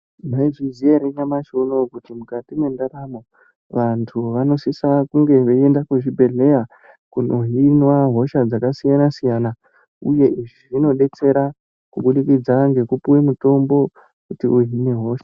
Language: Ndau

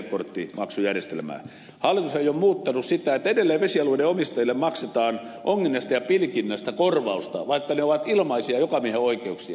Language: Finnish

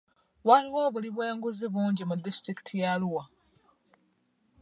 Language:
Ganda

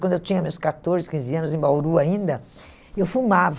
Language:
Portuguese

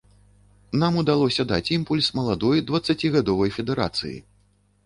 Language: Belarusian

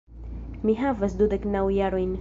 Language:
Esperanto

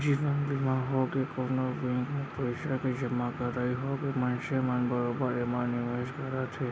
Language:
Chhattisgarhi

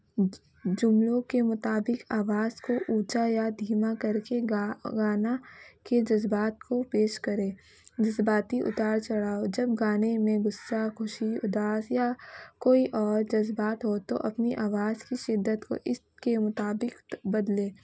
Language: Urdu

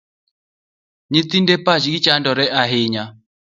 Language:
Luo (Kenya and Tanzania)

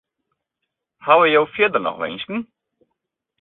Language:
Western Frisian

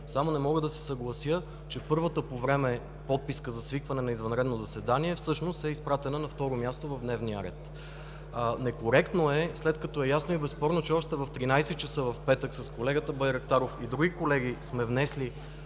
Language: Bulgarian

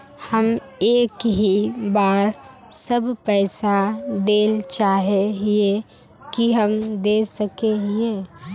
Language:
Magahi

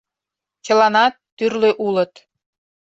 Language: Mari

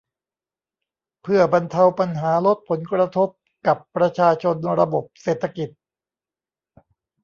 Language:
Thai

